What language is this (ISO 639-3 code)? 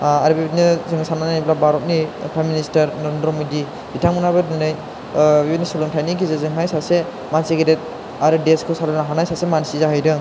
brx